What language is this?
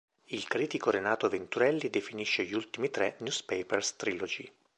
Italian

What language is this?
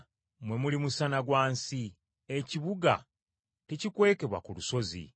Ganda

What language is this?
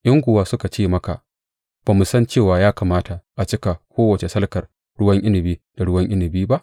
Hausa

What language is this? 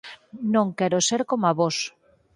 Galician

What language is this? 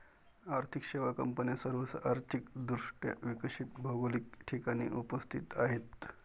Marathi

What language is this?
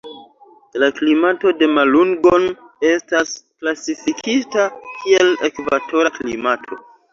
Esperanto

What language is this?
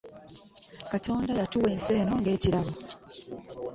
Ganda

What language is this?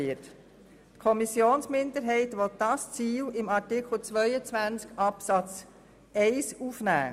Swiss German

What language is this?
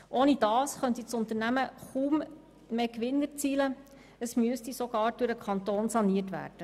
Swiss German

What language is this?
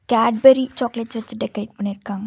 Tamil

